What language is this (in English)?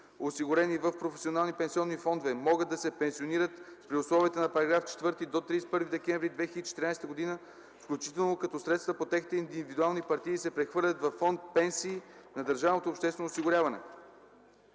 Bulgarian